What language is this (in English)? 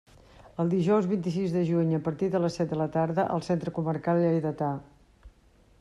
Catalan